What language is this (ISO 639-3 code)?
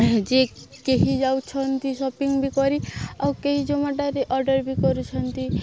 ori